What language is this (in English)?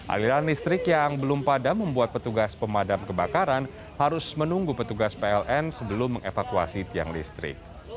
Indonesian